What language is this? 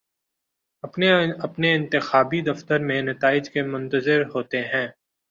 Urdu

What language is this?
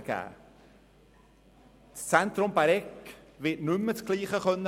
Swiss German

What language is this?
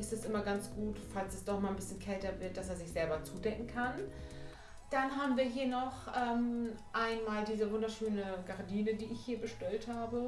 German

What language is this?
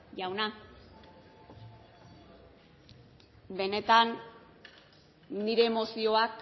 Basque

